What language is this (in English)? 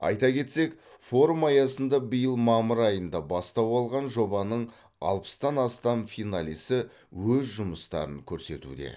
Kazakh